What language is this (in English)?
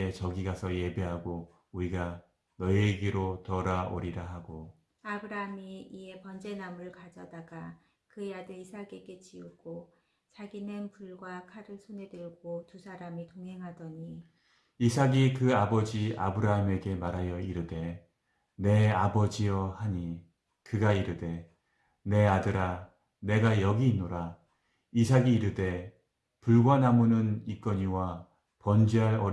Korean